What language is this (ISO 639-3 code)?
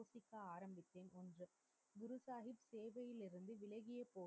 tam